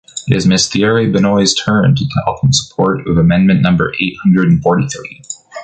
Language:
English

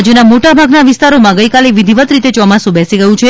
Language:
Gujarati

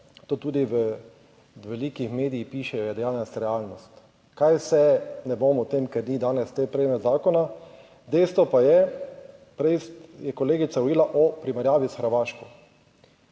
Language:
Slovenian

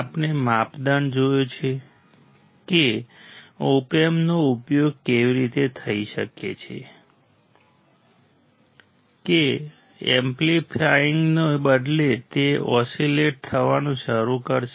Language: Gujarati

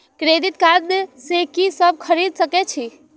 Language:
Maithili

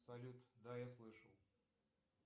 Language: Russian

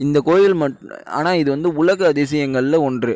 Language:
Tamil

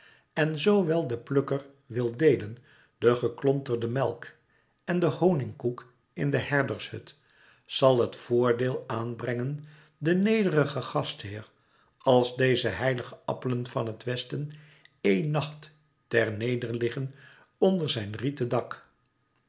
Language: Dutch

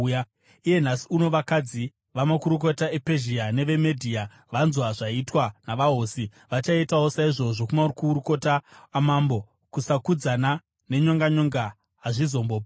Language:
Shona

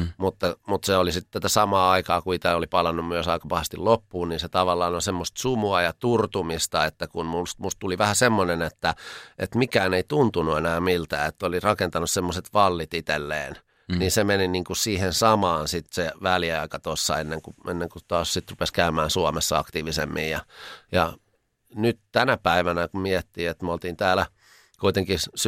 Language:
Finnish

